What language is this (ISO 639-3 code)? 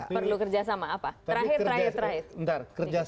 ind